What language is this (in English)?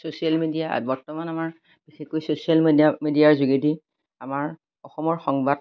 Assamese